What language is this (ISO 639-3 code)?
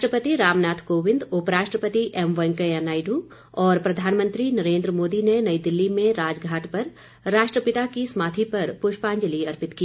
hin